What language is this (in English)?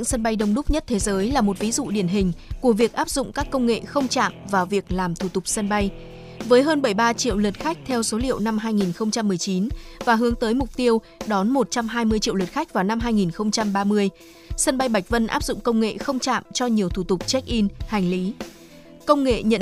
Vietnamese